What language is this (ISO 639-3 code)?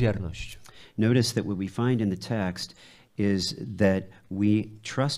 pol